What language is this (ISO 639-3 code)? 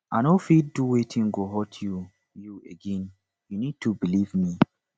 pcm